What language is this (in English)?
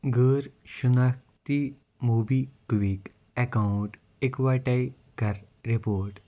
Kashmiri